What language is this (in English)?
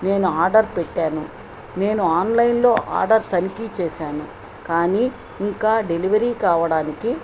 Telugu